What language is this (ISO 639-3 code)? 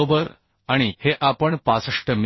mar